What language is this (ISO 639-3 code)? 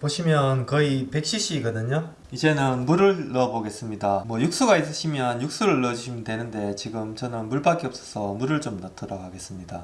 kor